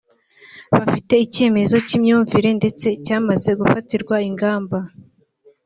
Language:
Kinyarwanda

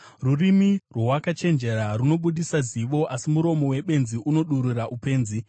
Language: Shona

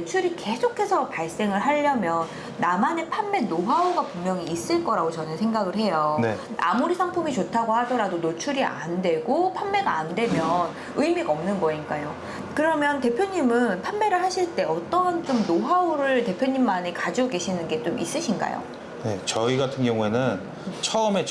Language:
Korean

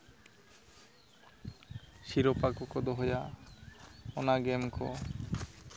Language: Santali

